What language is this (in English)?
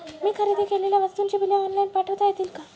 Marathi